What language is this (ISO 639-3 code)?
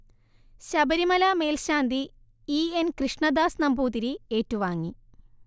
mal